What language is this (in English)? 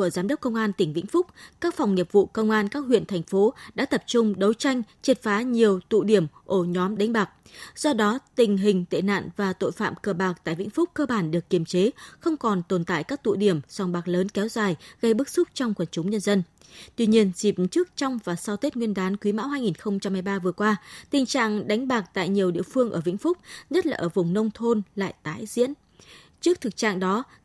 Vietnamese